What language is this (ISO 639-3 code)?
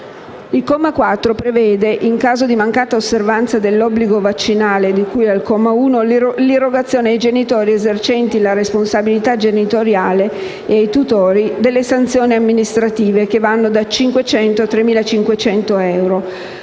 ita